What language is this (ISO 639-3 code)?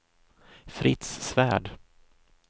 swe